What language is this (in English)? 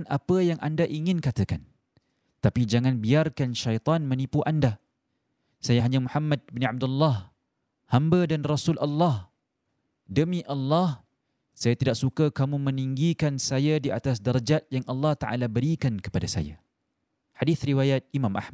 Malay